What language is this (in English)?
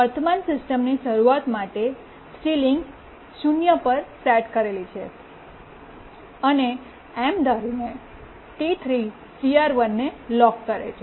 Gujarati